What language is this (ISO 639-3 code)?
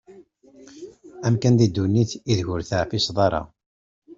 kab